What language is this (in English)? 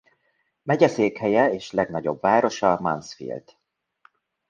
Hungarian